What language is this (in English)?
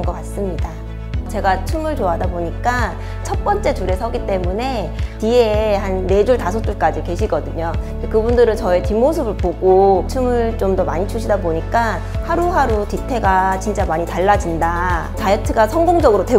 Korean